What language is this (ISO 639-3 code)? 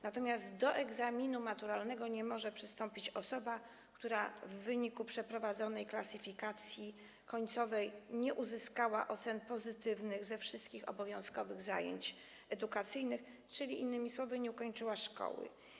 pol